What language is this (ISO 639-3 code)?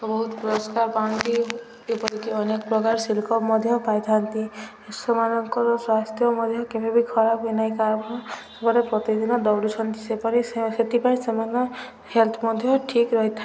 ori